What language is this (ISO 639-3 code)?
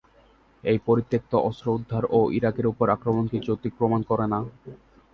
ben